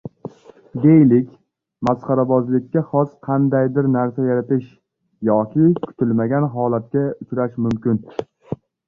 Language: Uzbek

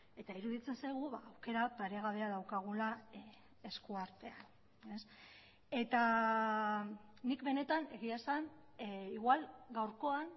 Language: Basque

